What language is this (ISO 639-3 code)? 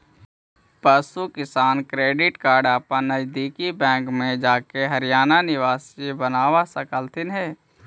mag